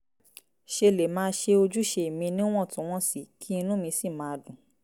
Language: Yoruba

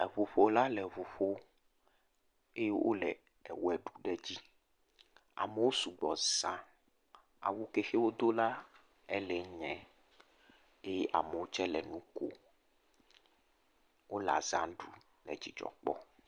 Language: Ewe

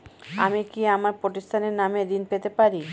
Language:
Bangla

